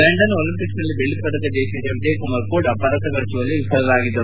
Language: Kannada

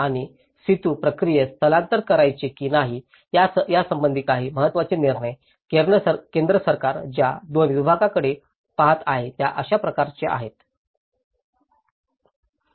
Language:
Marathi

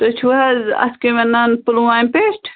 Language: Kashmiri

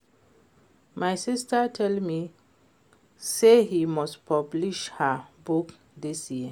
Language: Nigerian Pidgin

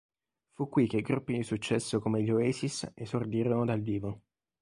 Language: Italian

